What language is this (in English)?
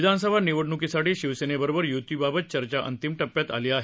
Marathi